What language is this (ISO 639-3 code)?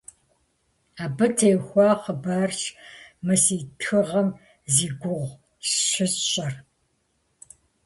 kbd